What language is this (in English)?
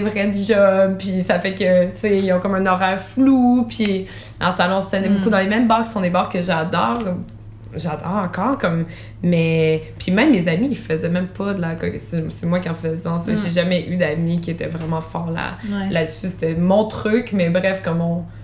French